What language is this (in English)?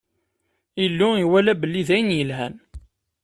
Kabyle